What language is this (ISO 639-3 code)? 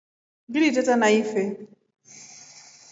rof